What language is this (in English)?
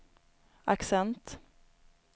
Swedish